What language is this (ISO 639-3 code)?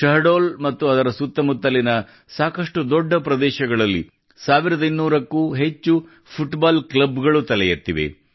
kan